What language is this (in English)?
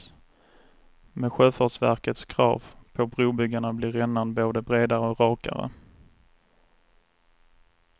Swedish